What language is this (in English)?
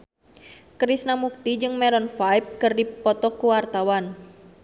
Sundanese